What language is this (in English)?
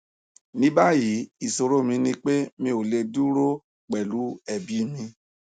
Yoruba